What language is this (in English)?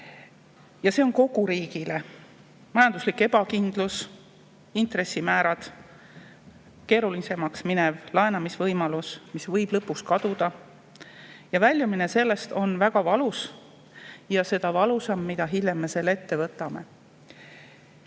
Estonian